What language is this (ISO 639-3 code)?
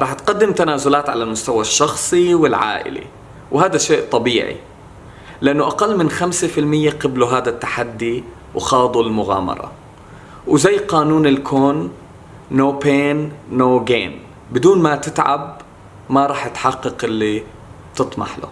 ara